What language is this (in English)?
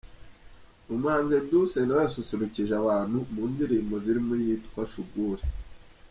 Kinyarwanda